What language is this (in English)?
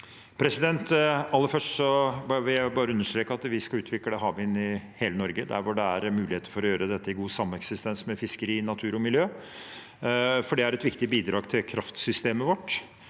Norwegian